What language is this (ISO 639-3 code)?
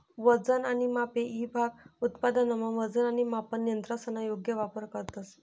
mar